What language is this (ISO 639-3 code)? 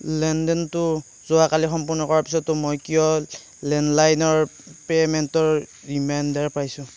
asm